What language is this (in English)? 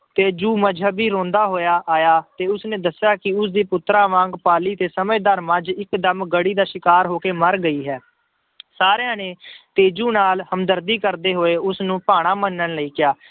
Punjabi